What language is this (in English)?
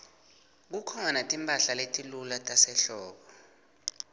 Swati